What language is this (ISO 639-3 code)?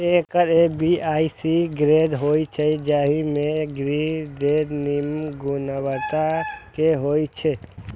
mai